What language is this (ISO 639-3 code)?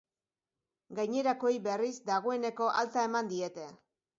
eus